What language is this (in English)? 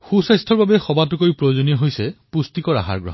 Assamese